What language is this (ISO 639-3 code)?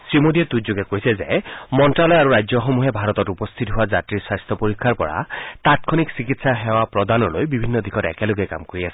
asm